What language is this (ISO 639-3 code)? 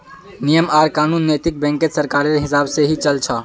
mag